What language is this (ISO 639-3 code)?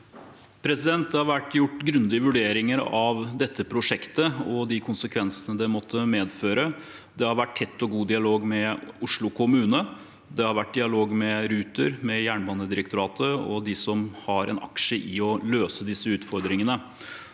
nor